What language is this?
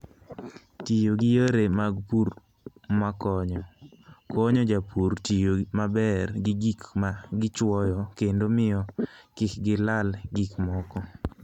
Luo (Kenya and Tanzania)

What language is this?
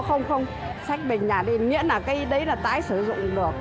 Vietnamese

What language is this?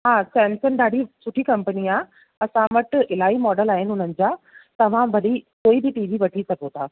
Sindhi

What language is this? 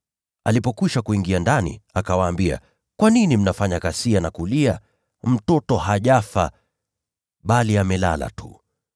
Swahili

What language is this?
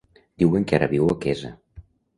Catalan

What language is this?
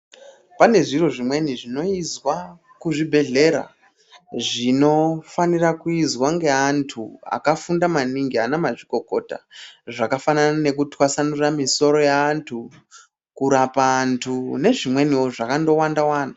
Ndau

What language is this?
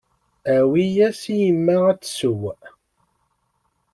Kabyle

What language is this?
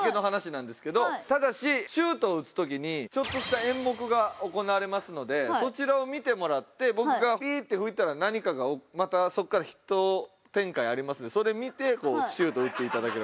Japanese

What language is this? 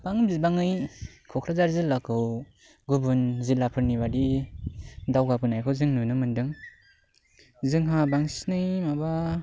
Bodo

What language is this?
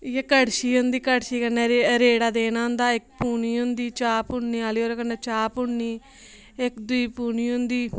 Dogri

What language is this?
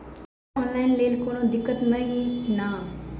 Maithili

